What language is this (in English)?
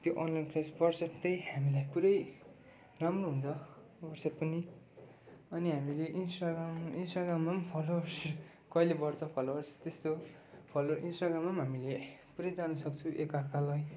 Nepali